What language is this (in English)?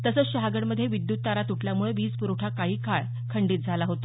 Marathi